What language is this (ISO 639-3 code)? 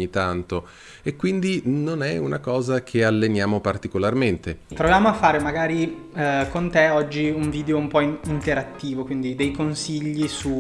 ita